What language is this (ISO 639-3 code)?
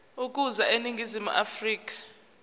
zul